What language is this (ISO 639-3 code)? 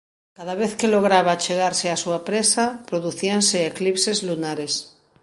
glg